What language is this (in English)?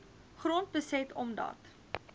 Afrikaans